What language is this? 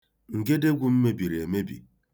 Igbo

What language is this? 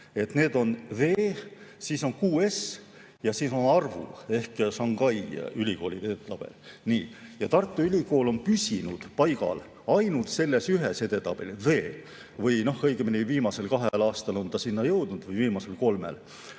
Estonian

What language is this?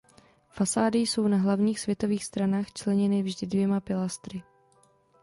Czech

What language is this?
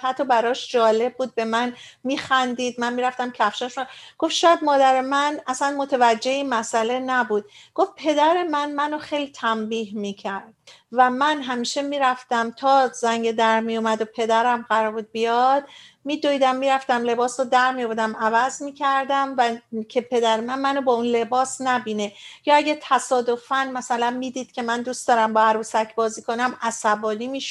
Persian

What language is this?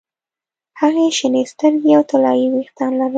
Pashto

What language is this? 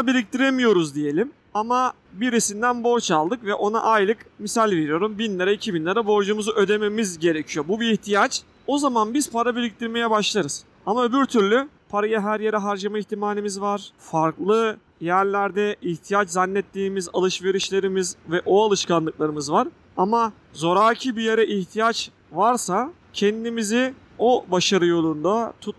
Turkish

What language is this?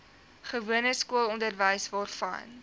Afrikaans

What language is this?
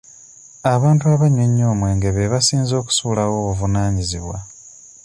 Ganda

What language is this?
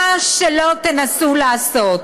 Hebrew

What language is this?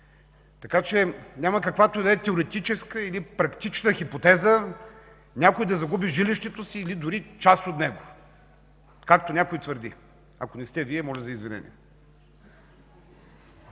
Bulgarian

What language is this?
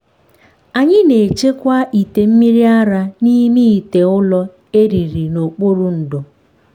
Igbo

